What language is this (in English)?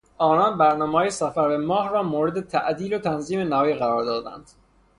Persian